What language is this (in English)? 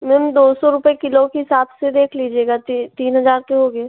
Hindi